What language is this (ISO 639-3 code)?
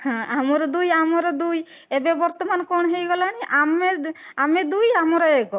ori